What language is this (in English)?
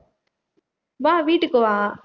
Tamil